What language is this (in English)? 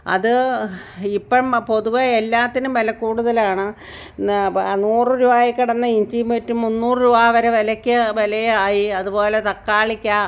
Malayalam